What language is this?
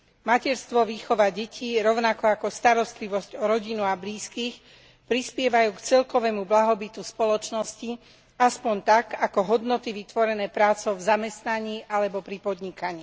Slovak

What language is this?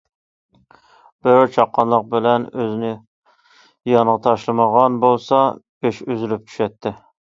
Uyghur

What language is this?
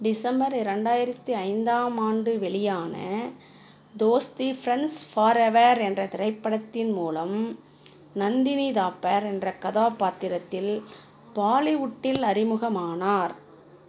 Tamil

